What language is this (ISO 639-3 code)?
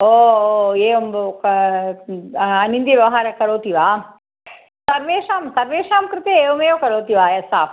san